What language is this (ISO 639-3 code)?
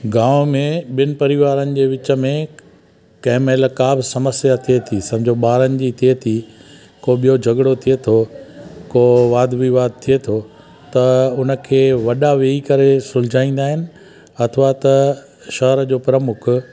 snd